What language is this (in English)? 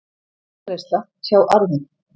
Icelandic